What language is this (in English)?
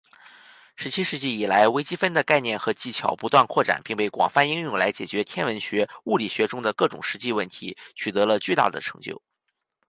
Chinese